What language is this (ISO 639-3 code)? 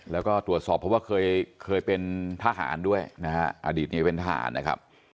tha